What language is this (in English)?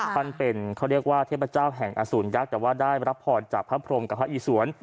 Thai